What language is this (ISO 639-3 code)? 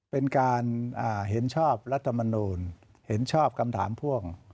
tha